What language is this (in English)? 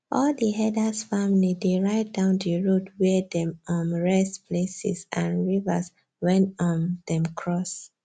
Nigerian Pidgin